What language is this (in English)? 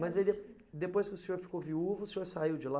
Portuguese